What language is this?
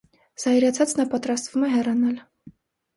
Armenian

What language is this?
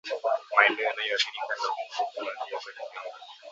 Swahili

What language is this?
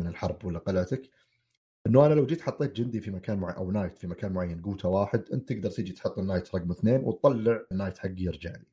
Arabic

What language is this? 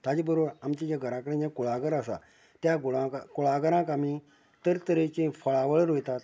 Konkani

